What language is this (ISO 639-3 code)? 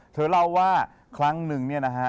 tha